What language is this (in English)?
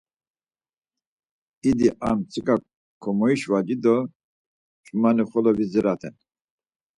Laz